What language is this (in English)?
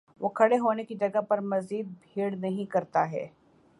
Urdu